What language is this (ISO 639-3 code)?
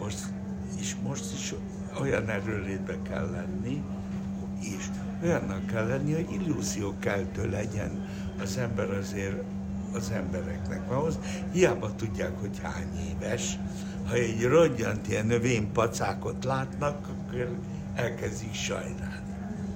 hun